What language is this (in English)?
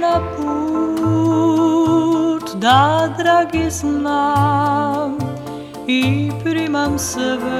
Croatian